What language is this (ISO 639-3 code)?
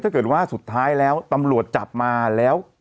tha